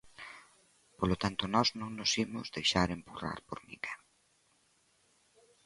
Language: Galician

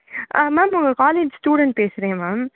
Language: Tamil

